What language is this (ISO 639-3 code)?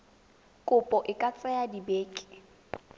tsn